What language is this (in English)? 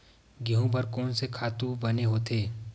Chhattisgarhi